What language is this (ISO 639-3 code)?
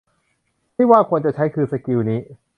tha